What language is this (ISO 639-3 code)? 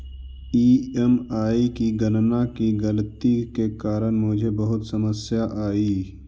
mag